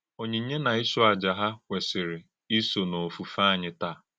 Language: Igbo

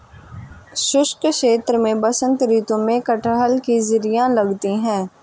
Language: Hindi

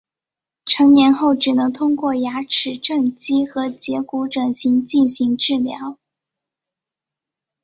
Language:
Chinese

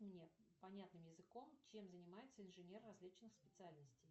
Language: Russian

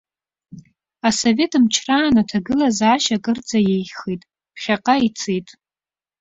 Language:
Abkhazian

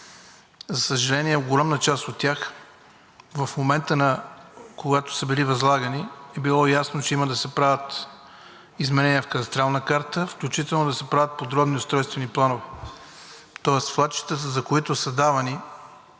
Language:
Bulgarian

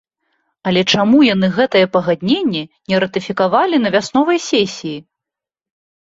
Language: Belarusian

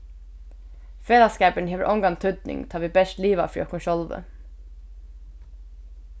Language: Faroese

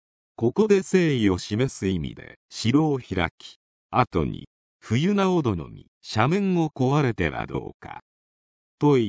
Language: Japanese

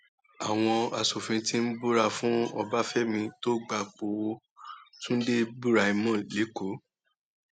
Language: Yoruba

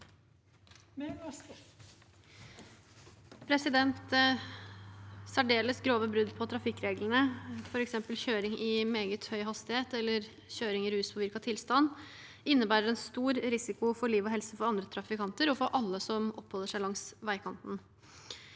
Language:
Norwegian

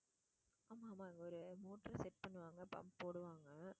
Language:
Tamil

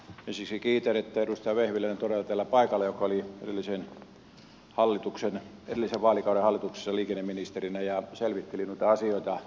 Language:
Finnish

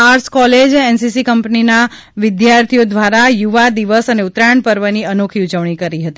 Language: Gujarati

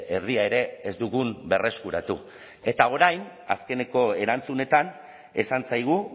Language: Basque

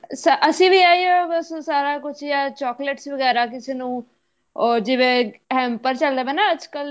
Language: Punjabi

